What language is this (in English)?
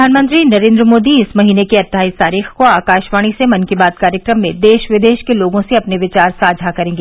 Hindi